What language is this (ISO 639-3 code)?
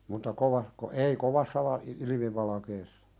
fin